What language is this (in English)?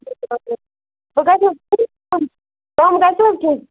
Kashmiri